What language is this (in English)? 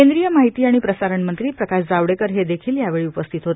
Marathi